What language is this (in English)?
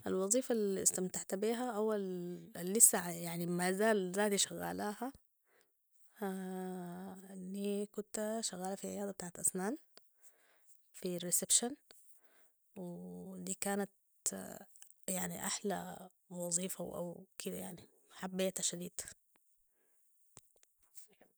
Sudanese Arabic